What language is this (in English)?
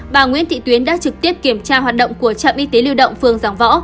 Vietnamese